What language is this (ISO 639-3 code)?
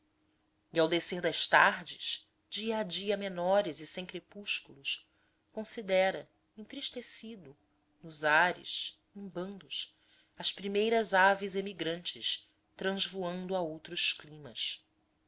por